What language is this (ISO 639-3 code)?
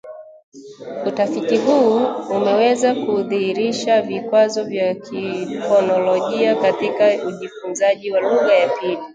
swa